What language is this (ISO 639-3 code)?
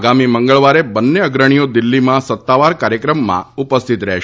guj